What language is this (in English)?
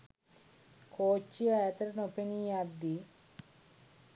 Sinhala